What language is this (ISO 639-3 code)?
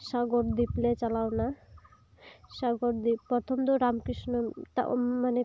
sat